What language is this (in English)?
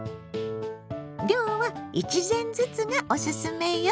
Japanese